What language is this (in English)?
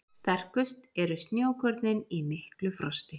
Icelandic